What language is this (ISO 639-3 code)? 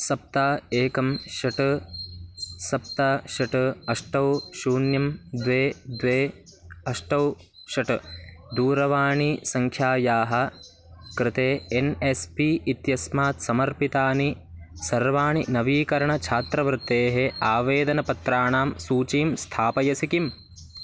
san